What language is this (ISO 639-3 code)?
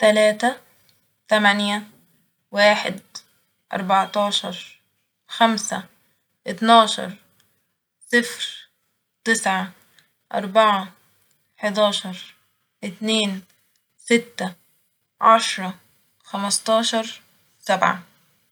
arz